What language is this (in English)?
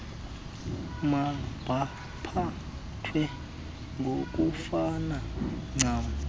Xhosa